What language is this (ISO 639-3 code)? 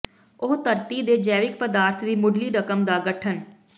pan